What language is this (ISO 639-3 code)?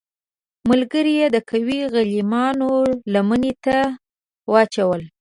pus